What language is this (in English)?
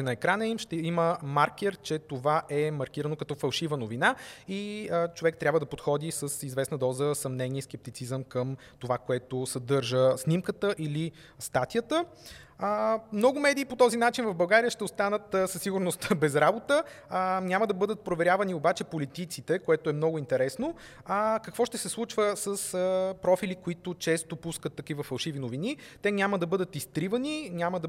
Bulgarian